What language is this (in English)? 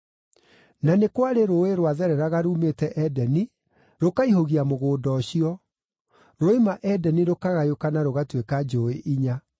Kikuyu